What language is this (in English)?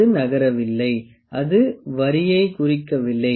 Tamil